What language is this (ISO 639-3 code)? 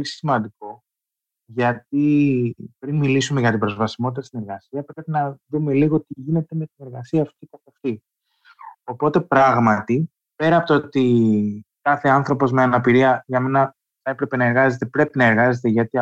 ell